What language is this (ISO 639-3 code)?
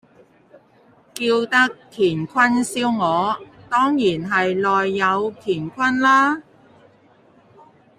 yue